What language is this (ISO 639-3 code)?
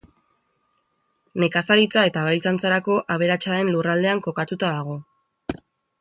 eus